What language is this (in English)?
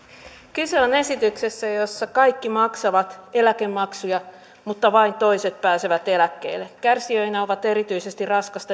Finnish